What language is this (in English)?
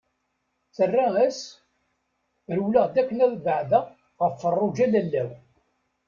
Kabyle